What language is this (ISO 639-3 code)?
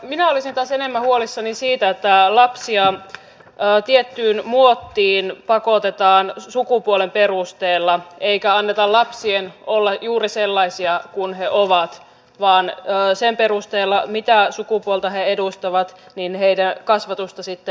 fin